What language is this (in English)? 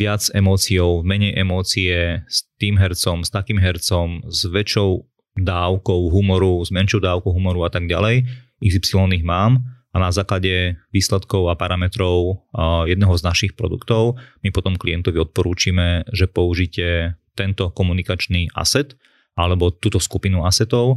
Slovak